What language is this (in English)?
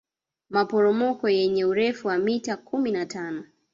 Swahili